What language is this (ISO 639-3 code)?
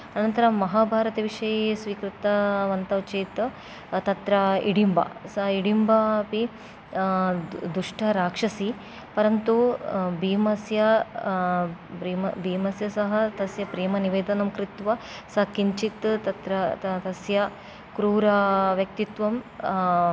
san